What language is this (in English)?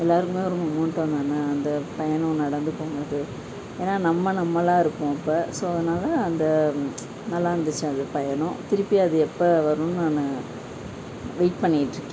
Tamil